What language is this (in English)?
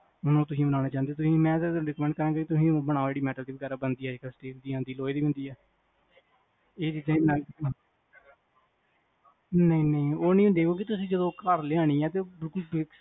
Punjabi